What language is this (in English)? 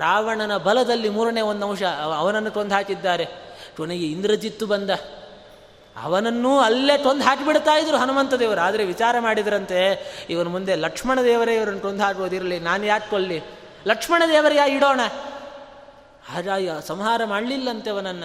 Kannada